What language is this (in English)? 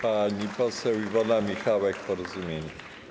Polish